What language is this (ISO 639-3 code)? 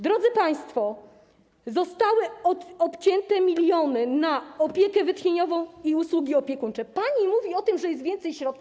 pol